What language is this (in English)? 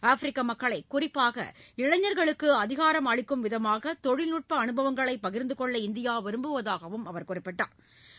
Tamil